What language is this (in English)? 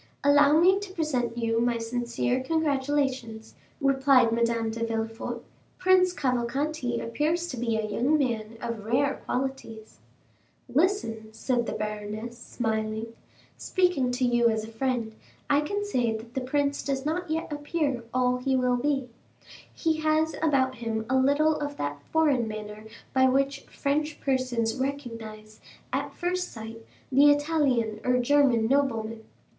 English